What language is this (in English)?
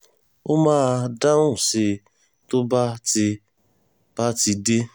Yoruba